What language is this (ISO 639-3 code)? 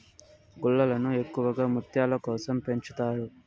tel